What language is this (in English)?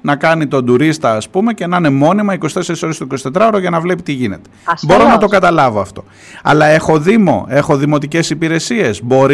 Greek